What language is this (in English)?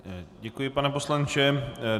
Czech